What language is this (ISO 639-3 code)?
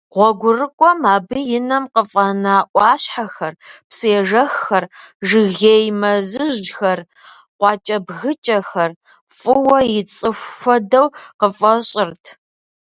kbd